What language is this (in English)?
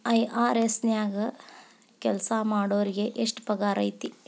Kannada